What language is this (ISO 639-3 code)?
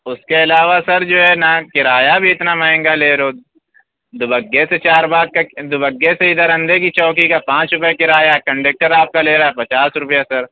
urd